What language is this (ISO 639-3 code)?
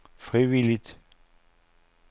dan